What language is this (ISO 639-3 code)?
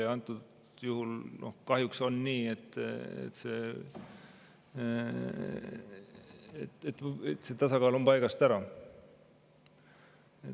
est